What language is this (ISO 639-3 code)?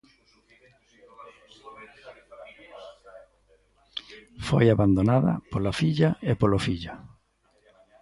glg